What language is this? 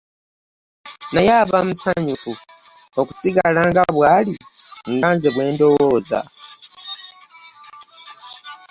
Ganda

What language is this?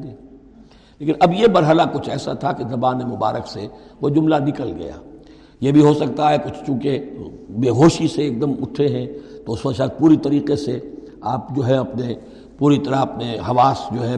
Urdu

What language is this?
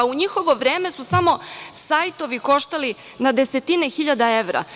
Serbian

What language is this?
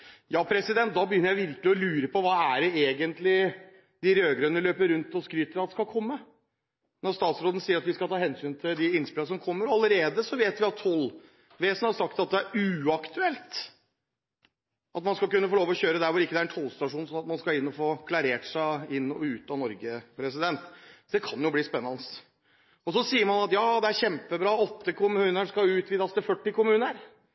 Norwegian Bokmål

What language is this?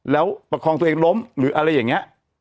Thai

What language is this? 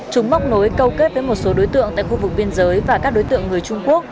Vietnamese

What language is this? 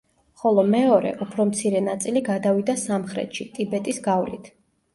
Georgian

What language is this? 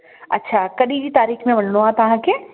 Sindhi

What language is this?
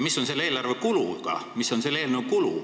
Estonian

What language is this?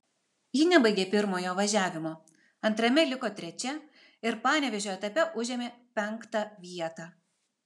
Lithuanian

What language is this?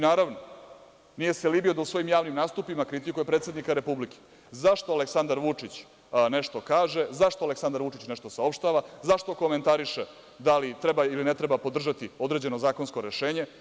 Serbian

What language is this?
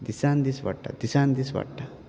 Konkani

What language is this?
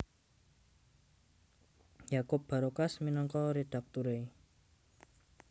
Javanese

